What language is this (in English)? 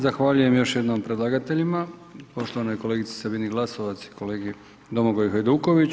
Croatian